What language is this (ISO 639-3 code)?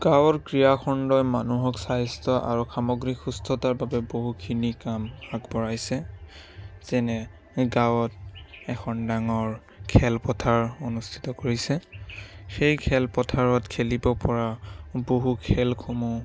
asm